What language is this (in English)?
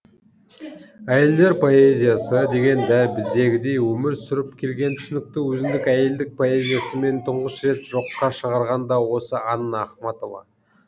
Kazakh